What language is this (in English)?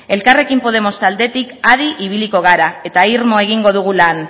Basque